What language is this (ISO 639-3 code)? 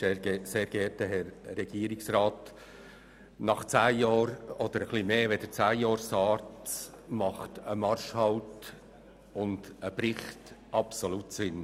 gsw